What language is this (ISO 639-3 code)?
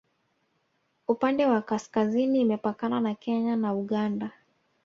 swa